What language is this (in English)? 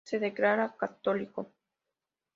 Spanish